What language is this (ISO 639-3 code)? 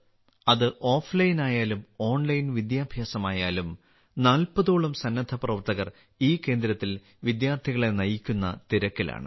mal